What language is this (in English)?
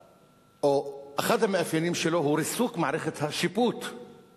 Hebrew